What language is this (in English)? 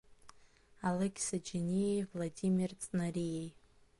Abkhazian